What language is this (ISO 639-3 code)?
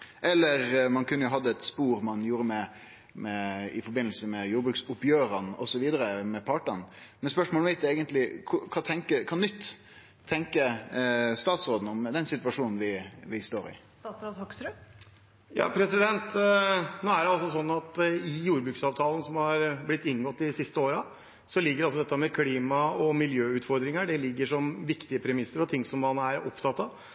nor